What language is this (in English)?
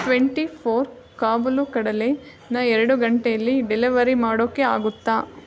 Kannada